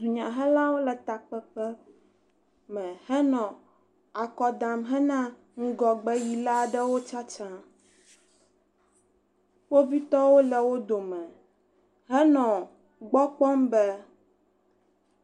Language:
Ewe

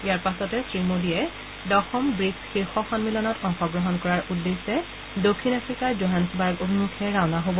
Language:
Assamese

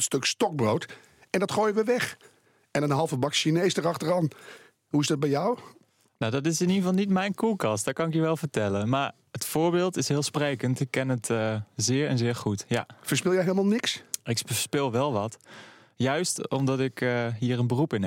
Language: Dutch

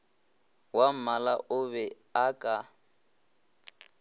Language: Northern Sotho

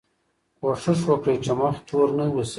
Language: Pashto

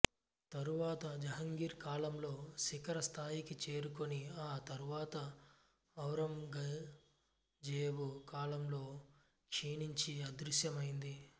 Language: Telugu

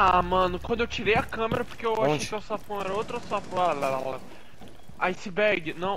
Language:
Portuguese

